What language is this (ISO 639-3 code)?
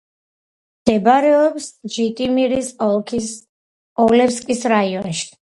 kat